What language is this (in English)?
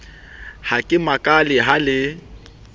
Southern Sotho